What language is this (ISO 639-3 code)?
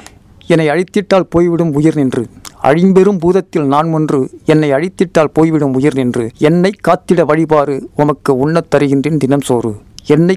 tam